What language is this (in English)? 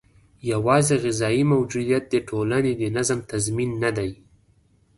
Pashto